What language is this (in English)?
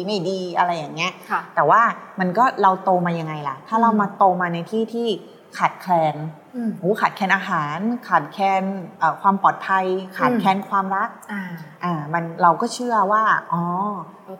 Thai